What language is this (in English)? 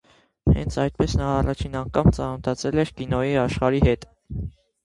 Armenian